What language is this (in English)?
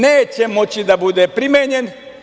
Serbian